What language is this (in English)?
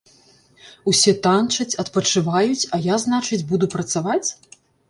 Belarusian